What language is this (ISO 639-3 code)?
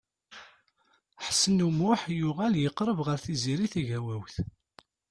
kab